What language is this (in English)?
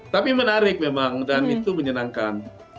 Indonesian